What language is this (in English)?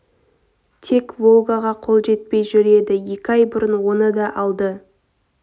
Kazakh